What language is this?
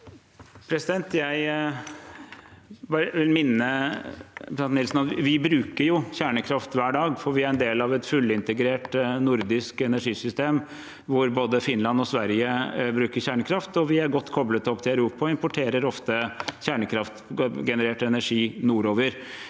Norwegian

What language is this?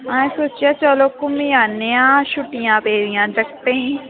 Dogri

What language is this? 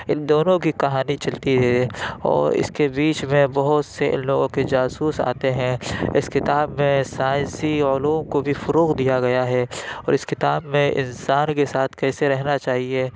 Urdu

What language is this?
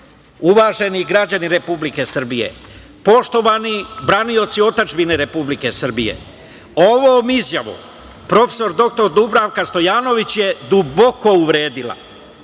Serbian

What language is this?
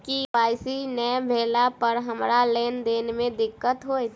Maithili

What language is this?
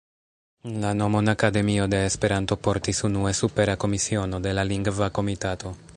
Esperanto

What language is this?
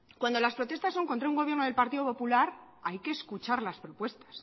Spanish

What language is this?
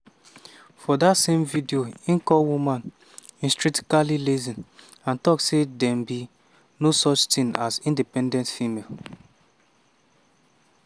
Nigerian Pidgin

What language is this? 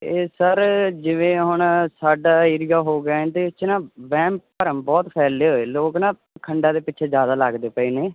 Punjabi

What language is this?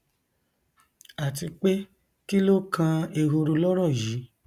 Yoruba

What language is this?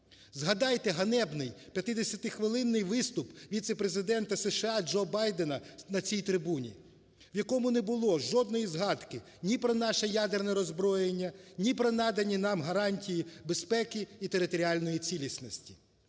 Ukrainian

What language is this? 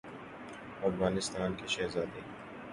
Urdu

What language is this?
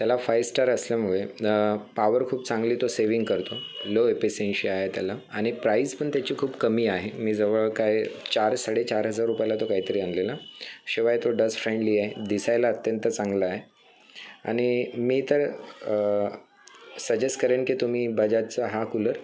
Marathi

